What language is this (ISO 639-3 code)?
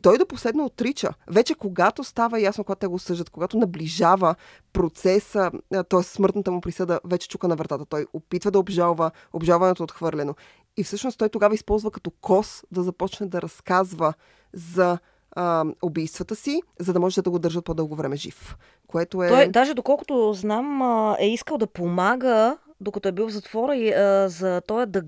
bul